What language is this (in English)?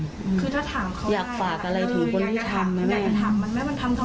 Thai